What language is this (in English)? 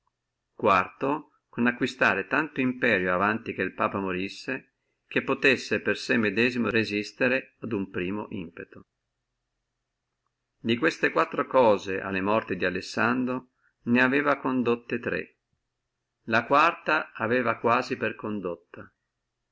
Italian